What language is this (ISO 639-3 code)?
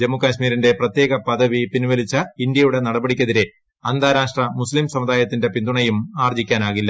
mal